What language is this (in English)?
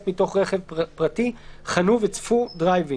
Hebrew